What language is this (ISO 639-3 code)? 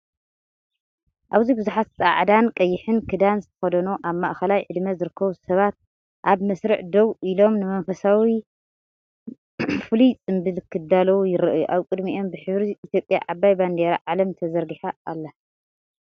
tir